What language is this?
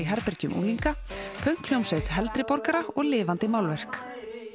Icelandic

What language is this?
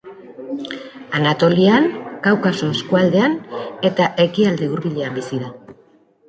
Basque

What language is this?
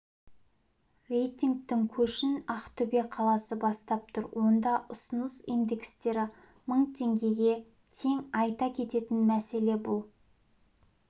Kazakh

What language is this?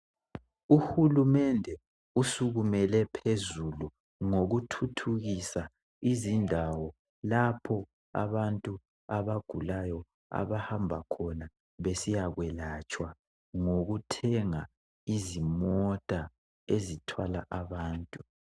North Ndebele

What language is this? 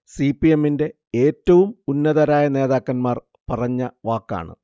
Malayalam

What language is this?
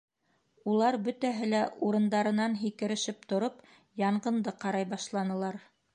Bashkir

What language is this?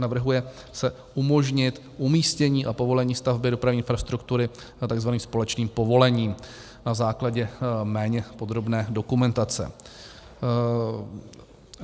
Czech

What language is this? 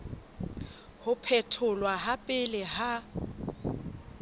Southern Sotho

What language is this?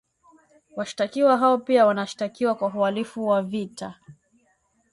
Swahili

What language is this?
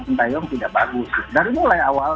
Indonesian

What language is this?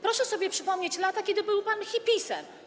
Polish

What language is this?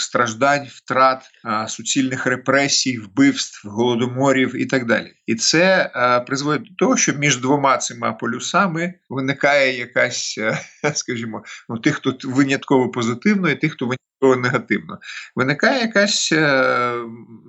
Ukrainian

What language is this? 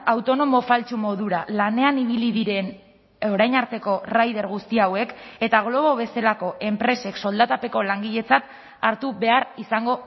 Basque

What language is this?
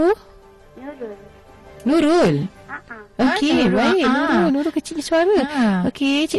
Malay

